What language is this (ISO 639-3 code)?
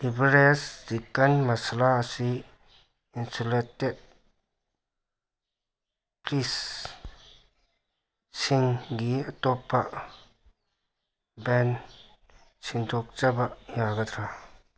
mni